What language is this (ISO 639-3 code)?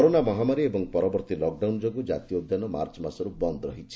ori